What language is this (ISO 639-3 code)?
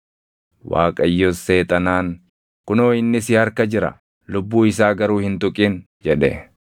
orm